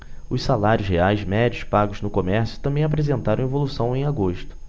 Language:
Portuguese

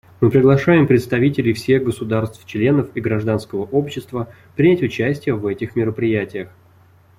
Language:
Russian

